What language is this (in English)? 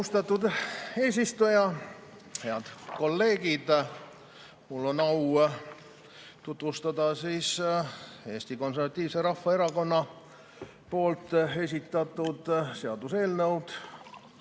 Estonian